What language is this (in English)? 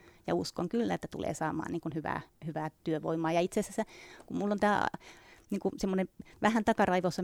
Finnish